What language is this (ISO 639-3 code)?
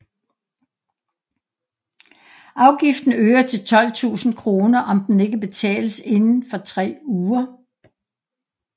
dan